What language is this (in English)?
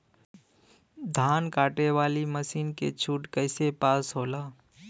Bhojpuri